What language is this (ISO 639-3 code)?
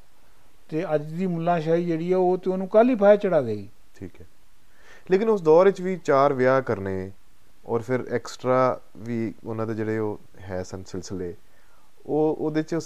pan